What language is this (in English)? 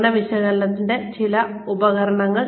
Malayalam